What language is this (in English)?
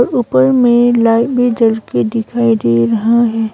Hindi